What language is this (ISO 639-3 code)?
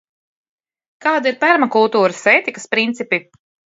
lav